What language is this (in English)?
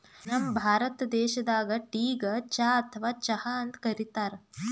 Kannada